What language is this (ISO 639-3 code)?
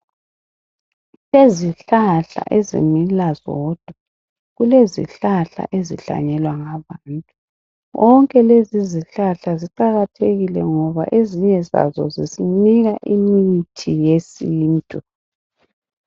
nde